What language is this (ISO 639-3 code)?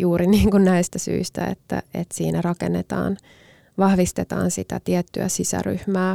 fin